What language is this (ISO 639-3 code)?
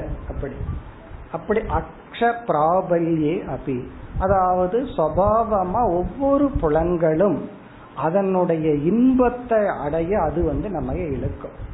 tam